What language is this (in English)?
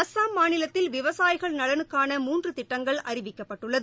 Tamil